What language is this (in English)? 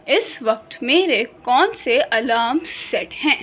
Urdu